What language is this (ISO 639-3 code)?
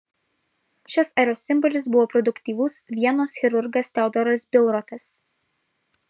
lit